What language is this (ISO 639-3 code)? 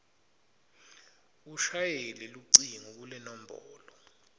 ssw